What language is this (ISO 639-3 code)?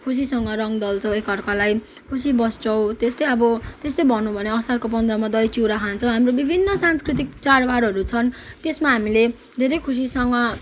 nep